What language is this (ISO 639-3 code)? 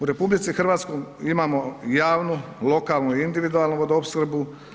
hrv